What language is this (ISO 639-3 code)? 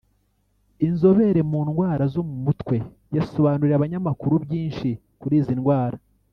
kin